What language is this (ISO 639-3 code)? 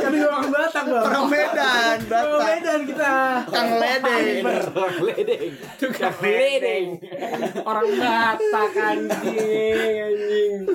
ind